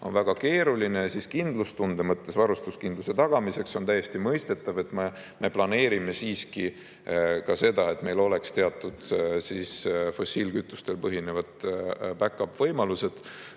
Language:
Estonian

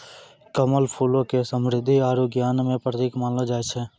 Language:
Maithili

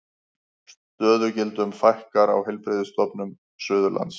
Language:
Icelandic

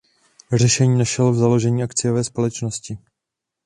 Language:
Czech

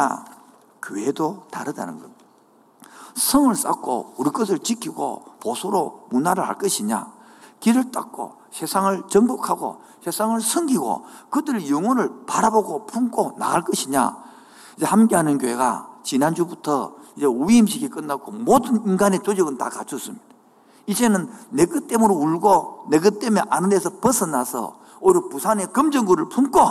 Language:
Korean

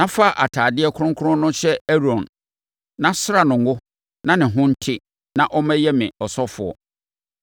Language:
Akan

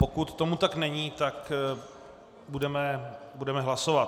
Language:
Czech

